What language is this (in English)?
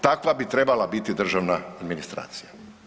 Croatian